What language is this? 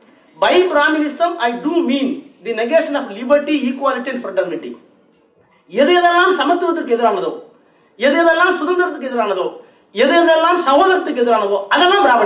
Tamil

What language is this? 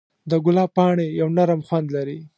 Pashto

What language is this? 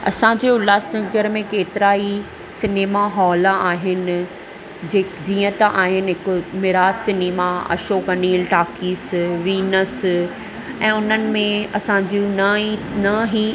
Sindhi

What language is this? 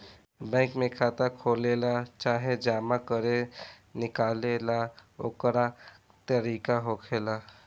Bhojpuri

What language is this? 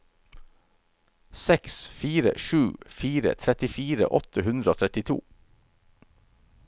Norwegian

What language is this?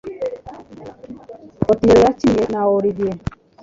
Kinyarwanda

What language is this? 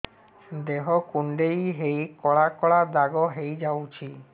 Odia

